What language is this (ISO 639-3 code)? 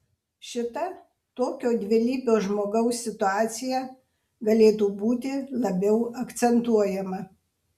lit